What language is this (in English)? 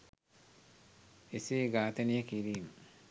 Sinhala